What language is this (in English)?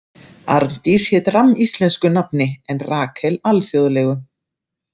Icelandic